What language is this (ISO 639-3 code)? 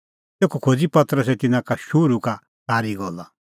kfx